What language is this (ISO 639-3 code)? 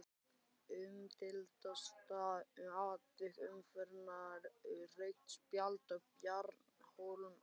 isl